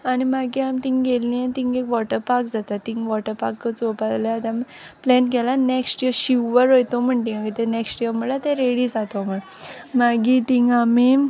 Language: Konkani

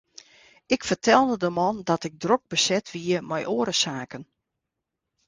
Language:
Western Frisian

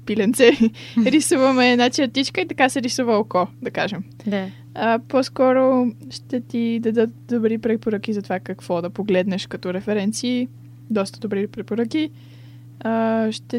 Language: Bulgarian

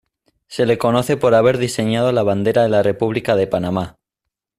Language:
Spanish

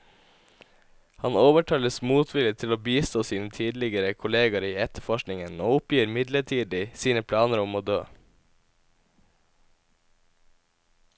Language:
Norwegian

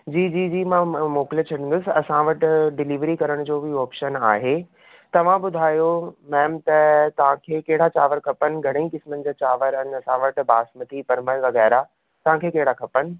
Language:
Sindhi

